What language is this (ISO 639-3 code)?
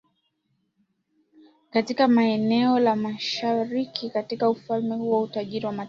swa